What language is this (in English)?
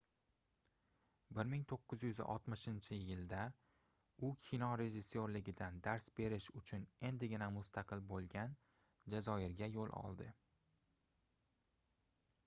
Uzbek